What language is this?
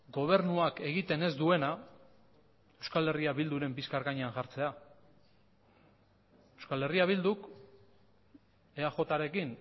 Basque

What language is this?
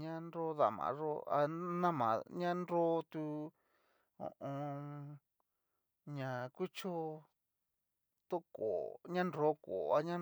Cacaloxtepec Mixtec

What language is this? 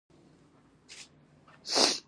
Pashto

